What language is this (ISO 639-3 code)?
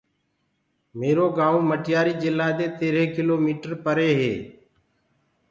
ggg